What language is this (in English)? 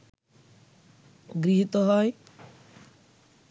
Bangla